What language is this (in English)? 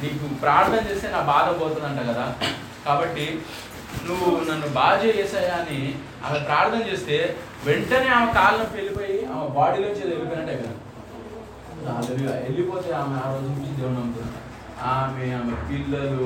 Telugu